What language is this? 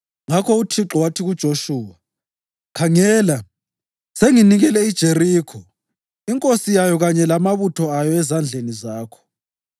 North Ndebele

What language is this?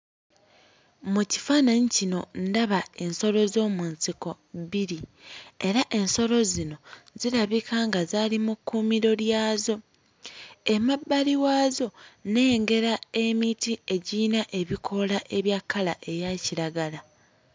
Ganda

